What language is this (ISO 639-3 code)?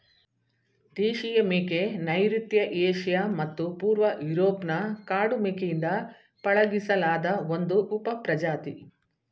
kan